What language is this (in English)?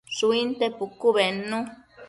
Matsés